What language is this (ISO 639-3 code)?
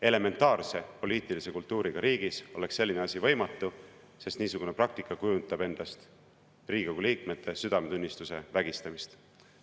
est